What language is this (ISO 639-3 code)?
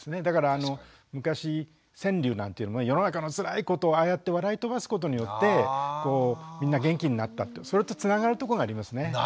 jpn